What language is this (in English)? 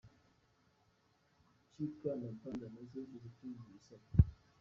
Kinyarwanda